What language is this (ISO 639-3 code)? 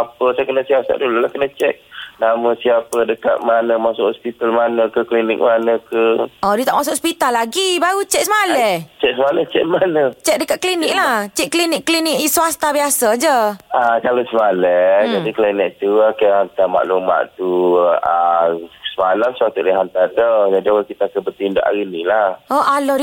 msa